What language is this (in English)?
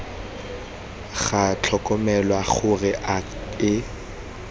Tswana